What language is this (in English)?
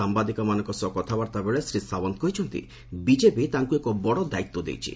Odia